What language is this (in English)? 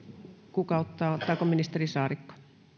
Finnish